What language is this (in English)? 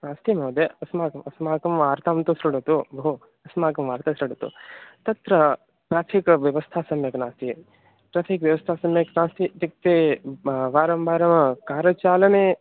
Sanskrit